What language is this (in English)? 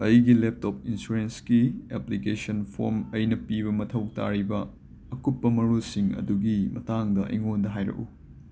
Manipuri